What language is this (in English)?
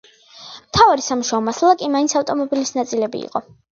Georgian